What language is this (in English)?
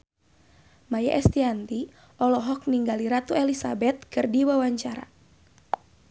Sundanese